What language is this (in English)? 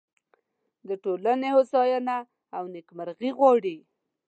Pashto